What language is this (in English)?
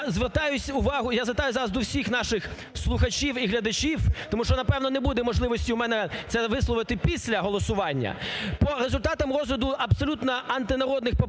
Ukrainian